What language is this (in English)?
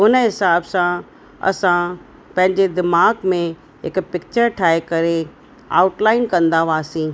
Sindhi